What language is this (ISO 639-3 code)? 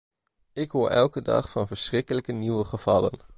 nld